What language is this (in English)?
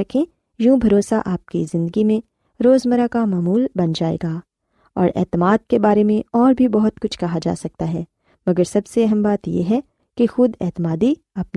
Urdu